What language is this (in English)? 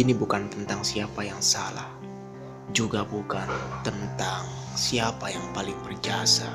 Indonesian